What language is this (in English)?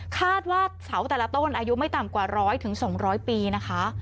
Thai